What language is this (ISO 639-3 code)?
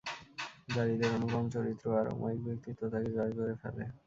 ben